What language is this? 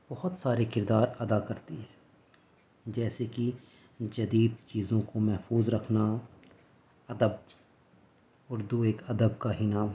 Urdu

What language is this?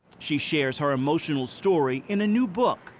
English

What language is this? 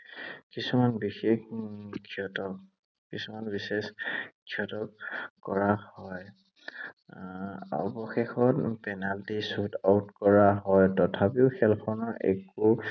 Assamese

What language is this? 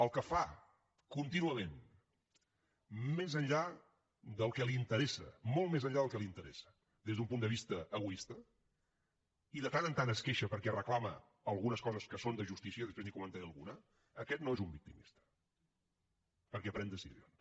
Catalan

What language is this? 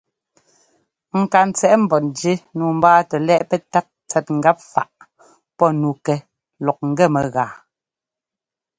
Ngomba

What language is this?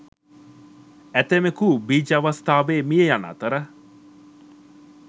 Sinhala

